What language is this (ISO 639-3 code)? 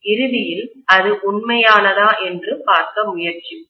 tam